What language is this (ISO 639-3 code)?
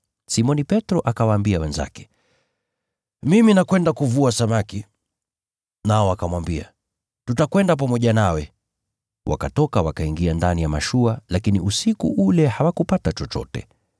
swa